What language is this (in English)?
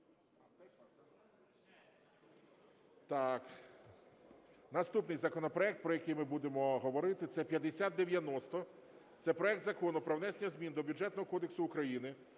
Ukrainian